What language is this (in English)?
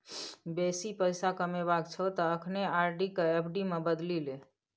Maithili